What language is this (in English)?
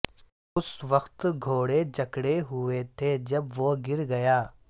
Urdu